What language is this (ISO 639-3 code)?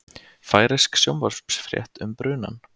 isl